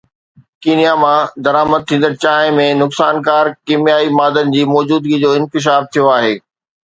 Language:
Sindhi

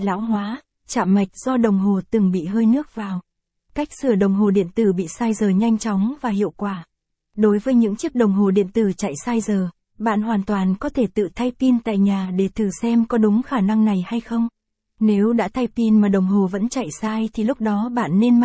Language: Vietnamese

